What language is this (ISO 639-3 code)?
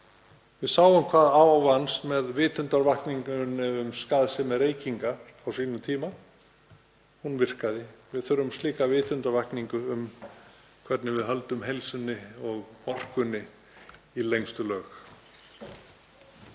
isl